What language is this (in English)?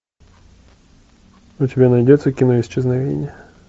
Russian